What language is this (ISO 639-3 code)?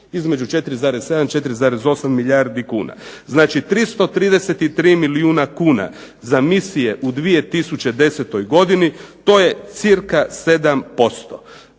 hrv